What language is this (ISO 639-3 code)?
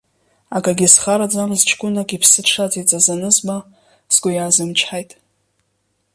abk